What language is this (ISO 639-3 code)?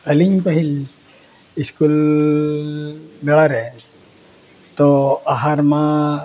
sat